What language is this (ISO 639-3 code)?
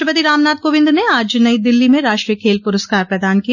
hin